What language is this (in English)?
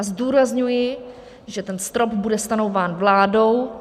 Czech